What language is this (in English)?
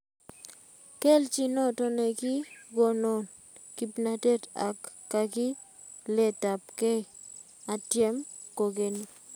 Kalenjin